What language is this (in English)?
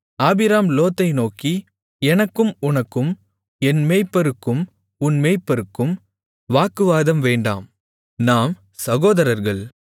Tamil